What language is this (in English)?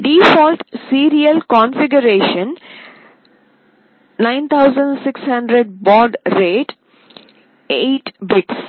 Telugu